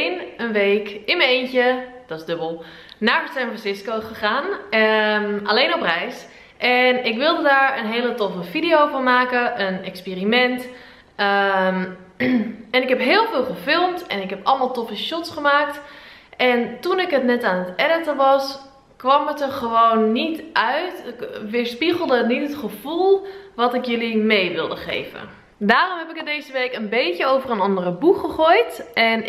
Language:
Dutch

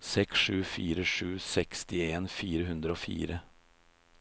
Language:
Norwegian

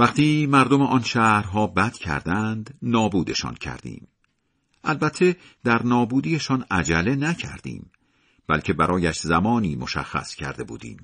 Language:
Persian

